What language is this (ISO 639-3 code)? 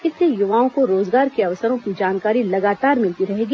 hin